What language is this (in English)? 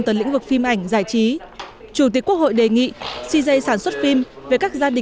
Vietnamese